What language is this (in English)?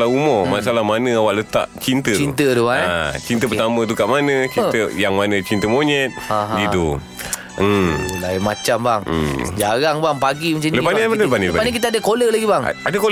Malay